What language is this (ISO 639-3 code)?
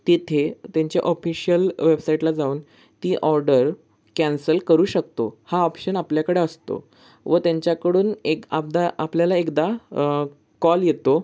mar